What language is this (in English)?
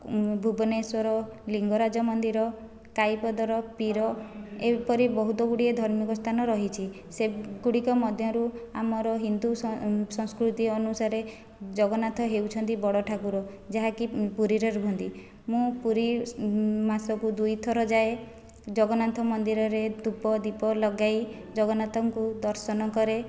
Odia